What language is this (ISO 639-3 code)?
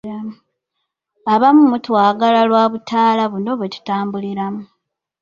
lug